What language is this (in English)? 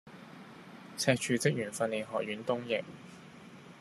Cantonese